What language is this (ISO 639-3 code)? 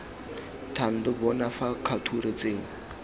tsn